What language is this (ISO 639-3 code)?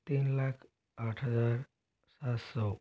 hin